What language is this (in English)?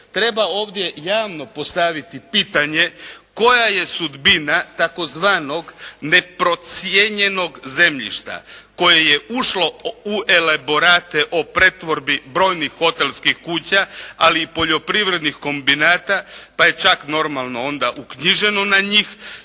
Croatian